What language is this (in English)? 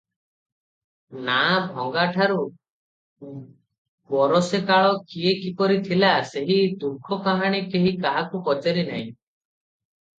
Odia